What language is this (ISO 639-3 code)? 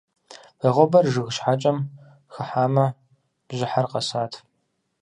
kbd